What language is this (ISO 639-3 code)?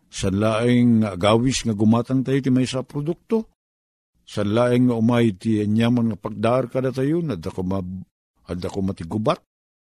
fil